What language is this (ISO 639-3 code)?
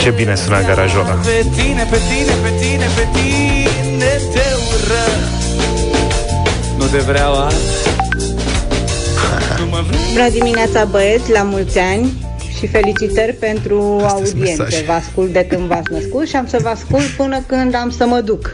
ron